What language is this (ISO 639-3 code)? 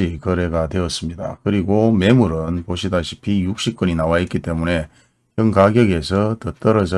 kor